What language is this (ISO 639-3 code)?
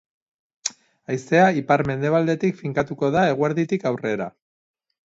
eus